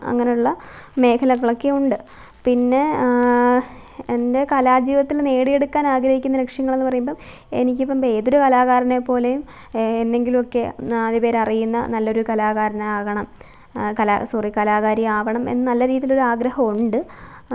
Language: Malayalam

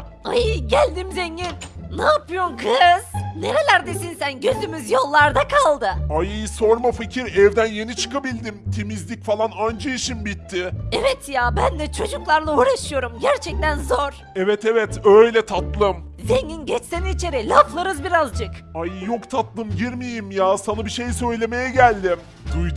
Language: Turkish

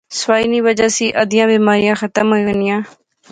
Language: Pahari-Potwari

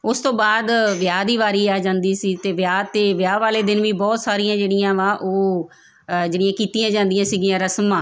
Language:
Punjabi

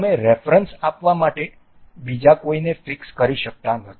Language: Gujarati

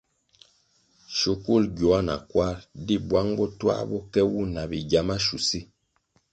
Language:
Kwasio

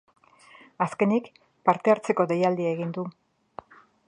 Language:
Basque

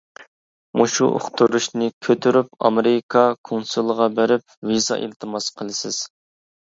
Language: Uyghur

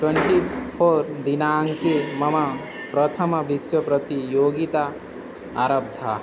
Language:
Sanskrit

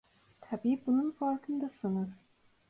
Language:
Turkish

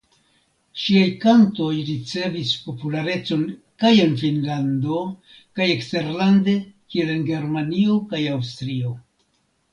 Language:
Esperanto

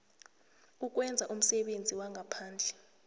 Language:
South Ndebele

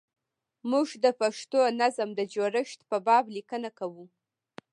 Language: Pashto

